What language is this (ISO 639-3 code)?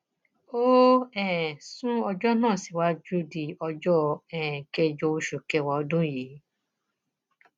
yor